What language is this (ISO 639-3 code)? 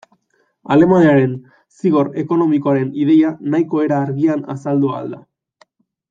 eus